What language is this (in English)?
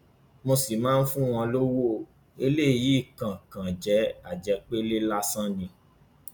Yoruba